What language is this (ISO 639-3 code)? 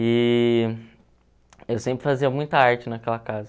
por